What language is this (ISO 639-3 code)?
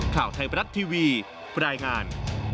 tha